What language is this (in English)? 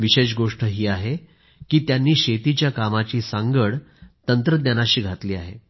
Marathi